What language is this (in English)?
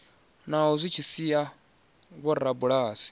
Venda